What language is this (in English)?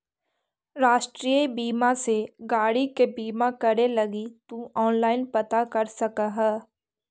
Magahi